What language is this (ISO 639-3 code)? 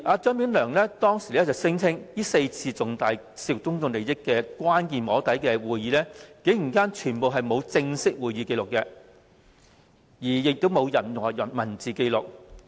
yue